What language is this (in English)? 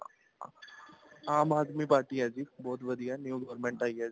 Punjabi